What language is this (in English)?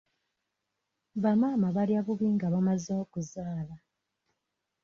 Ganda